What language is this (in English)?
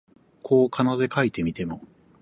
Japanese